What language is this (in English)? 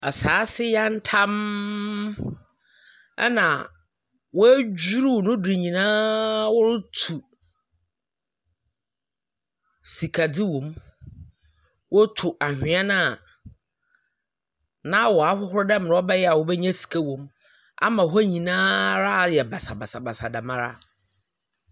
Akan